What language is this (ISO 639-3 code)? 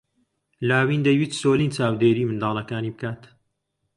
ckb